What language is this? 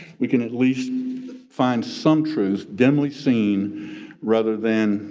English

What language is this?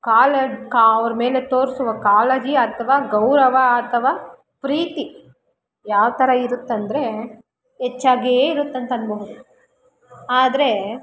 Kannada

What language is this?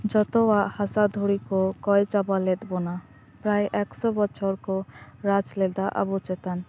Santali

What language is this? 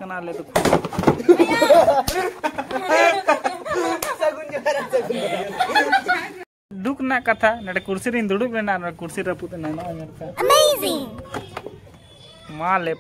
Indonesian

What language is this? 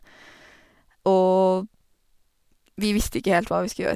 Norwegian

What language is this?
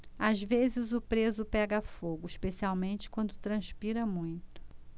Portuguese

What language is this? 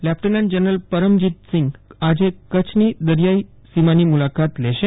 Gujarati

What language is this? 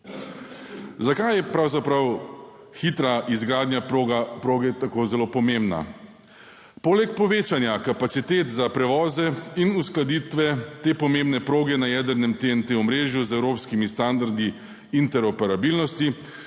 Slovenian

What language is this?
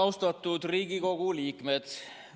Estonian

